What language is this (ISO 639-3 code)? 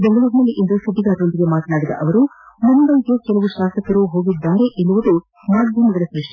kan